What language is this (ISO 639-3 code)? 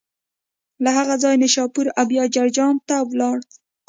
pus